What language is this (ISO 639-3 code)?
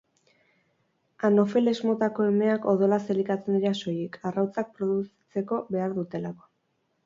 eus